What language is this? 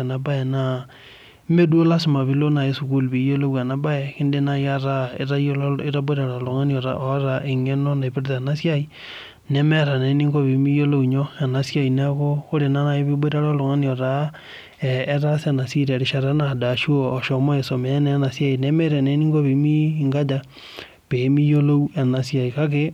Masai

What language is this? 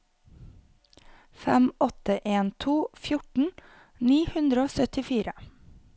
Norwegian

